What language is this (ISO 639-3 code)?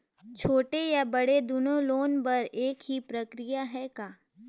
hne